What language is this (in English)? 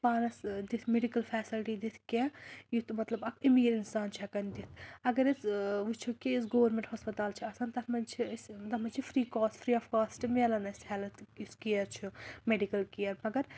Kashmiri